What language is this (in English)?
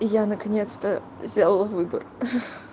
Russian